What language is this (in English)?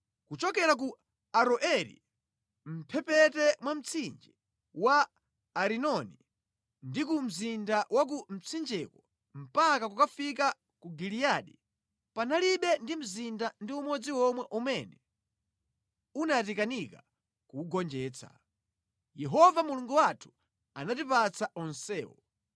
Nyanja